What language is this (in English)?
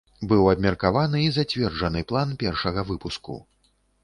Belarusian